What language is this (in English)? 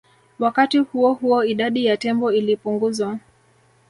Swahili